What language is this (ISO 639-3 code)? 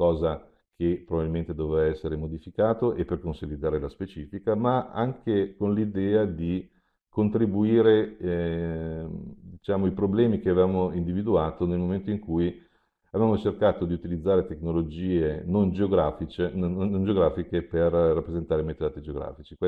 ita